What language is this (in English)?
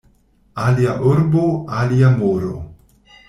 Esperanto